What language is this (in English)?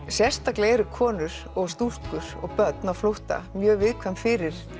Icelandic